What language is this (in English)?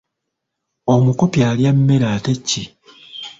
Ganda